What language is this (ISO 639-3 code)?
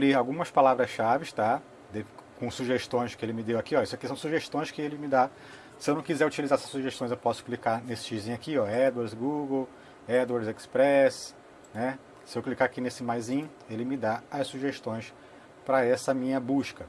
por